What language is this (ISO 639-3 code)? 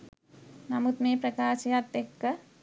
sin